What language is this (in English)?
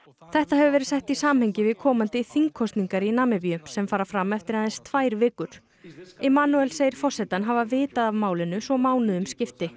Icelandic